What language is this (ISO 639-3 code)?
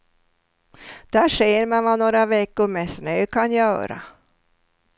swe